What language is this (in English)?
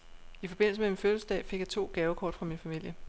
Danish